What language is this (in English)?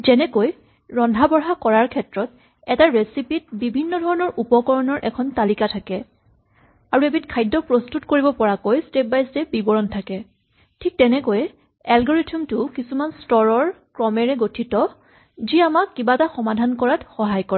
Assamese